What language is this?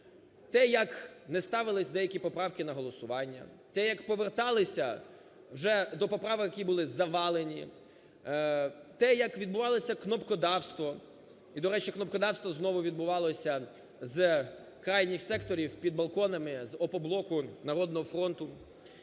Ukrainian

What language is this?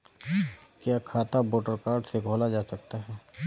Hindi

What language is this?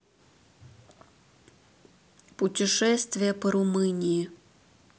Russian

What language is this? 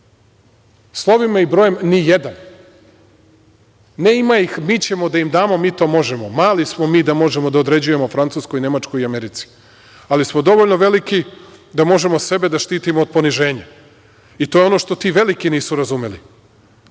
Serbian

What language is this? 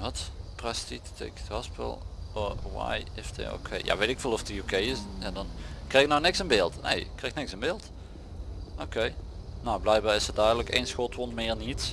Dutch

